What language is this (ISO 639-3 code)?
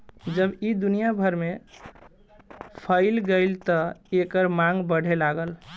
bho